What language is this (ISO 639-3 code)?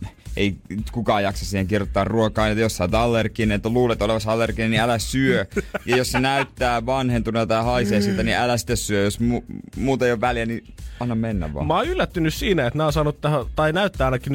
fin